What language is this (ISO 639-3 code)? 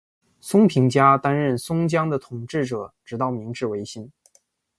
zho